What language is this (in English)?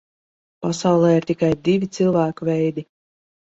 Latvian